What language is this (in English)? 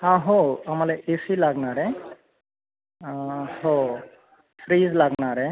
Marathi